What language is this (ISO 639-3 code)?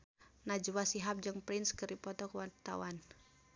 sun